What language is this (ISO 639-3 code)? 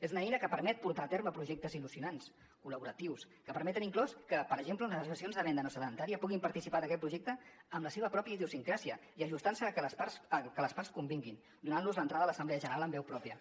cat